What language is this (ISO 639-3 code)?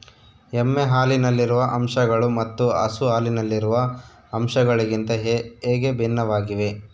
kan